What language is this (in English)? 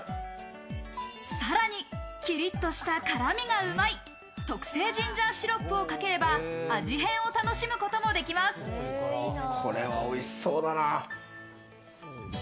Japanese